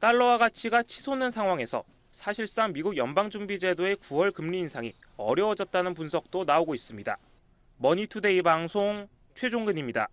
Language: Korean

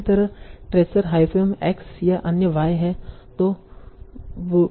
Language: Hindi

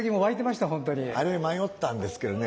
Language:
Japanese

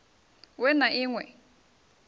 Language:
Venda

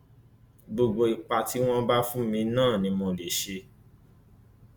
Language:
Yoruba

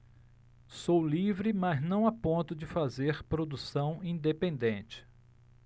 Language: Portuguese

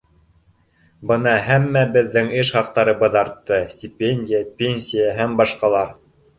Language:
Bashkir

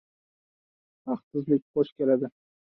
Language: Uzbek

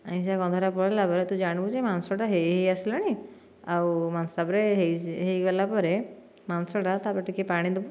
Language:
Odia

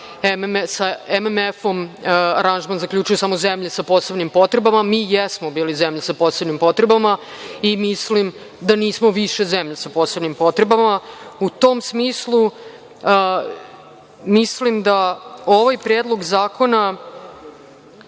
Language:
Serbian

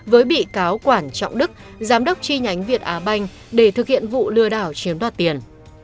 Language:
Vietnamese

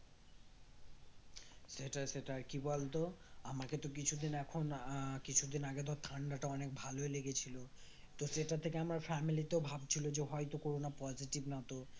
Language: Bangla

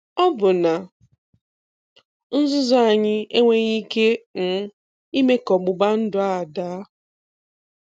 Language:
Igbo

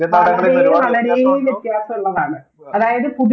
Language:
Malayalam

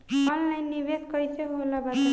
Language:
Bhojpuri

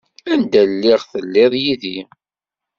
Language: Kabyle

